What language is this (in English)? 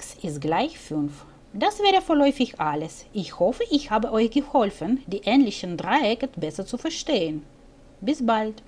German